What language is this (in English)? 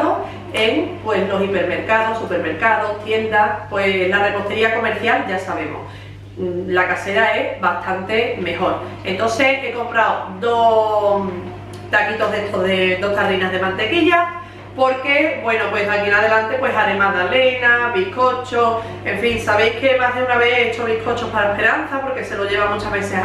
Spanish